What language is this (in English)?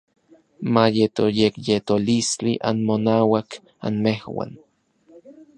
Orizaba Nahuatl